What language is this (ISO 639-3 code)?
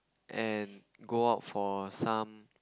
eng